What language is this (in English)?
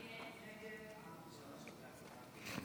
Hebrew